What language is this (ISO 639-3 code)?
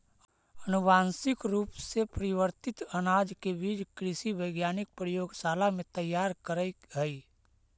mag